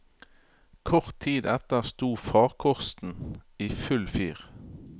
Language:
Norwegian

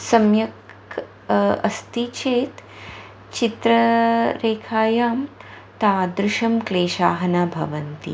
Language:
Sanskrit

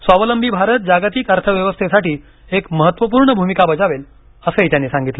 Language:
Marathi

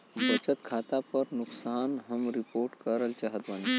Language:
Bhojpuri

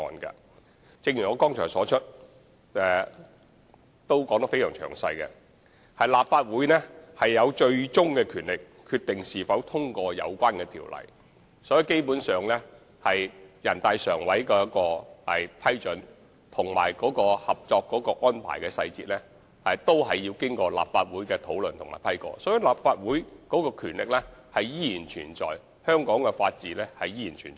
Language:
Cantonese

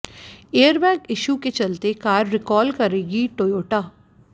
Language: Hindi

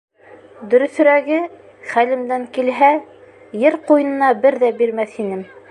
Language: Bashkir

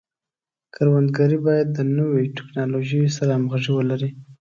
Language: Pashto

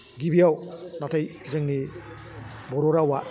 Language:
Bodo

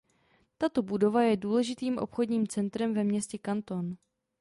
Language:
Czech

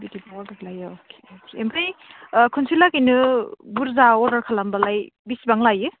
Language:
Bodo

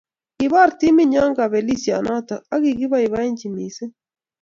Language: Kalenjin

